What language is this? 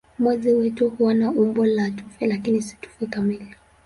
Swahili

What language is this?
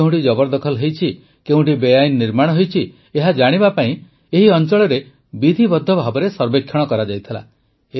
Odia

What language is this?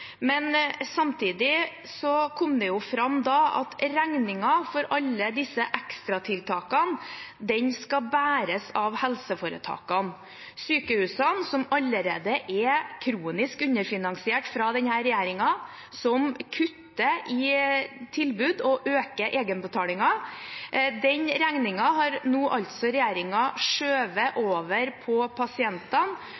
Norwegian Bokmål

